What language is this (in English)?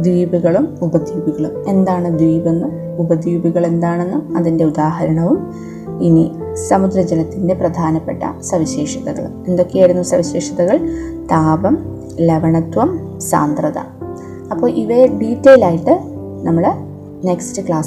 Malayalam